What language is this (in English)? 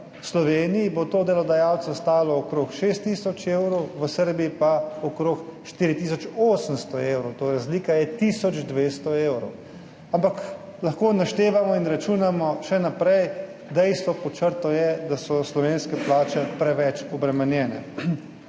Slovenian